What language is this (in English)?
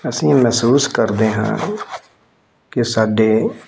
Punjabi